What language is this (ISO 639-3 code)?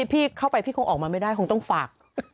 tha